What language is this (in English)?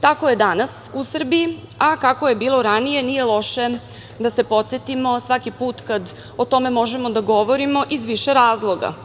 Serbian